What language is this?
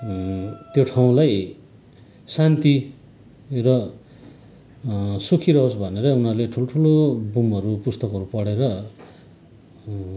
Nepali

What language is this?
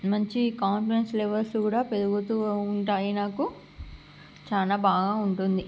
Telugu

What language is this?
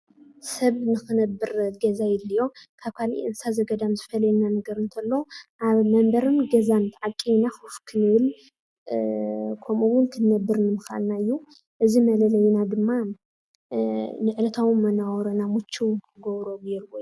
Tigrinya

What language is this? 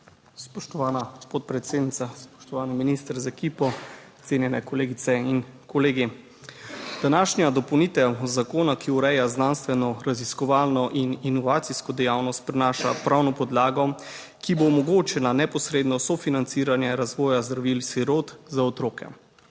Slovenian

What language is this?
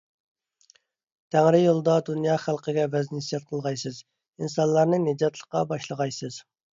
Uyghur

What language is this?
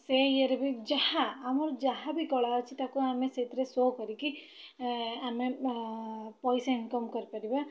Odia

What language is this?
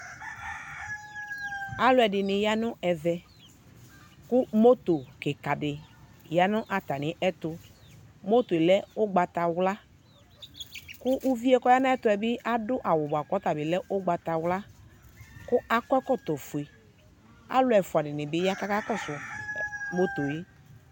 Ikposo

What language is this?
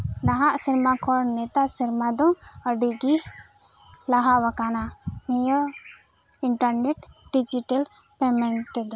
Santali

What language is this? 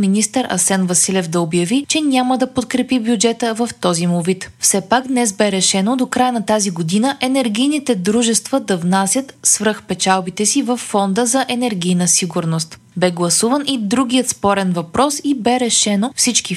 Bulgarian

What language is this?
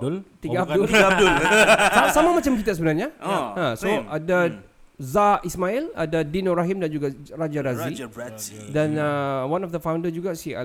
Malay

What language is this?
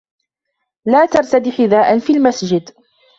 Arabic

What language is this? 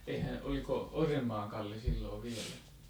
Finnish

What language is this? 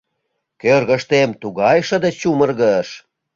Mari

